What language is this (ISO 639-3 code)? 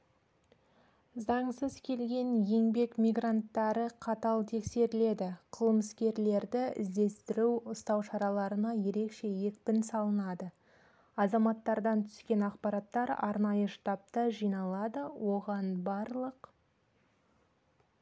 kaz